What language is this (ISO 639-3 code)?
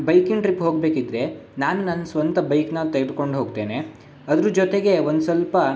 kan